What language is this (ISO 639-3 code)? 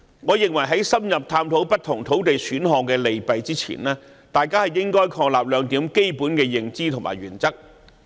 yue